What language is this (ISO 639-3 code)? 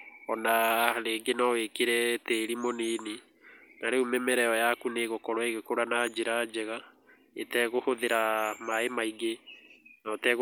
kik